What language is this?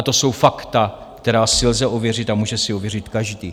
Czech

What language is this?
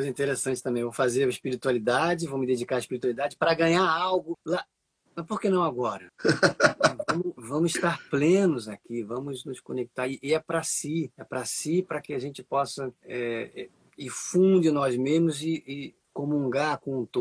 Portuguese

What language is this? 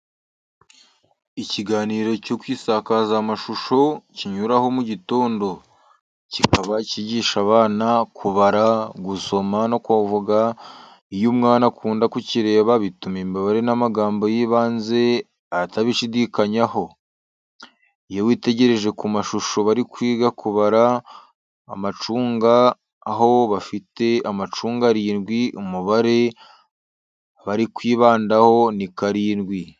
Kinyarwanda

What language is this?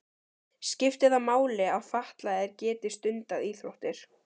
Icelandic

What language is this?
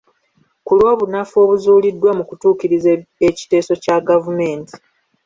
Ganda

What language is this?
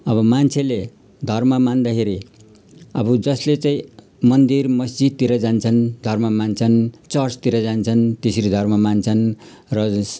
Nepali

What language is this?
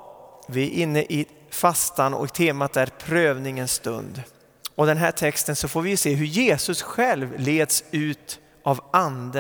Swedish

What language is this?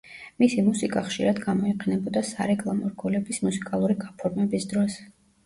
Georgian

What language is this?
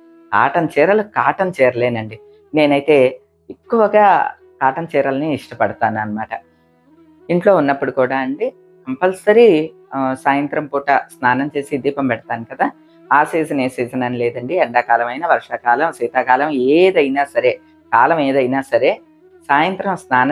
Telugu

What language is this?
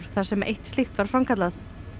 Icelandic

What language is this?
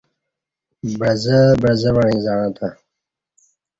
Kati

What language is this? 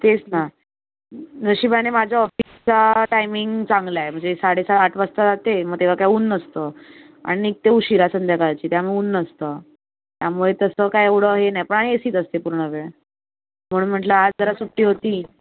Marathi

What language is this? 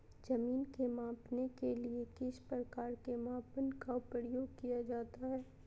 Magahi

